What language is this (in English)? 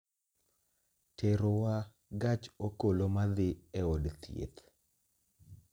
Luo (Kenya and Tanzania)